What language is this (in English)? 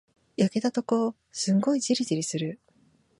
Japanese